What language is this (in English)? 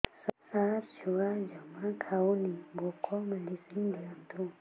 Odia